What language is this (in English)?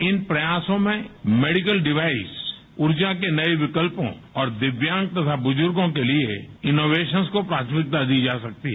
Hindi